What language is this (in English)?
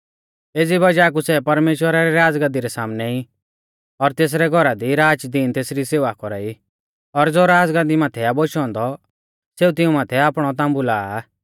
Mahasu Pahari